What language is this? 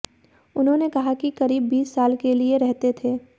Hindi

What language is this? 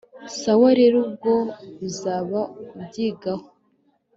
Kinyarwanda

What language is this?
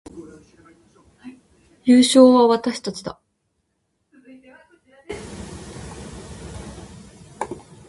Japanese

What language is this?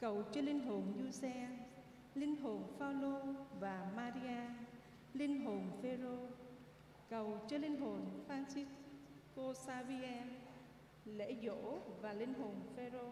Vietnamese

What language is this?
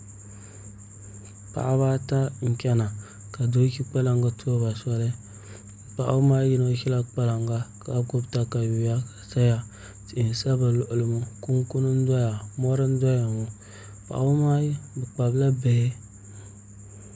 Dagbani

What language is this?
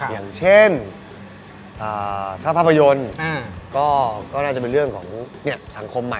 Thai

